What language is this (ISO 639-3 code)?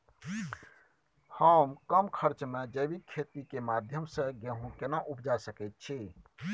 mai